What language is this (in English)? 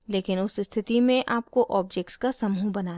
Hindi